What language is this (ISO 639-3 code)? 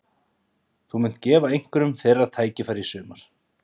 isl